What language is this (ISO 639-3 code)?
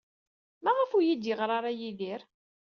kab